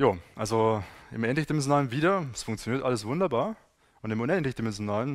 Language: German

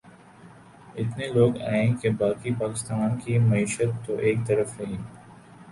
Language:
Urdu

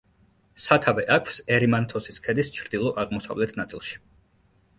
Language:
Georgian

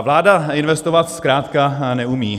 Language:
Czech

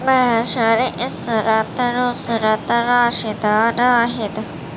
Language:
Urdu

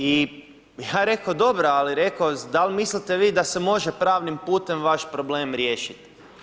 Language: Croatian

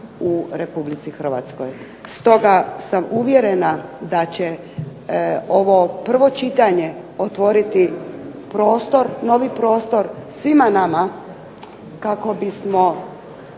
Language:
Croatian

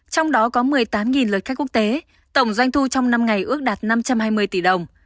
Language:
Vietnamese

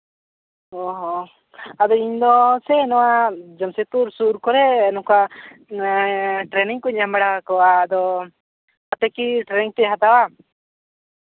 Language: Santali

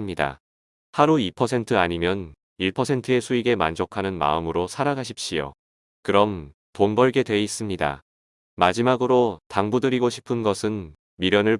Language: Korean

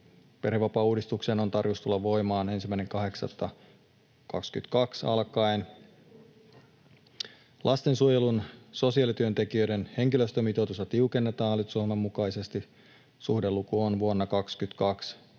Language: Finnish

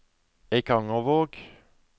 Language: Norwegian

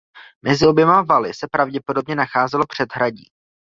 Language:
Czech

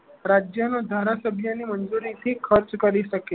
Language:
Gujarati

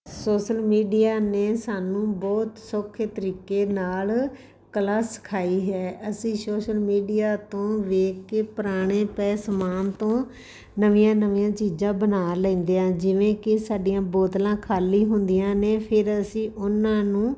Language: Punjabi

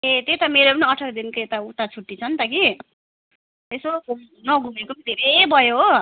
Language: Nepali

